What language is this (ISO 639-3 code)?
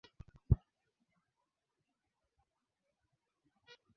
swa